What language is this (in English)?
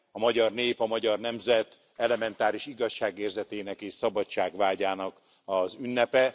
Hungarian